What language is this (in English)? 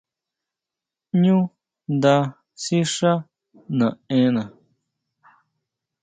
Huautla Mazatec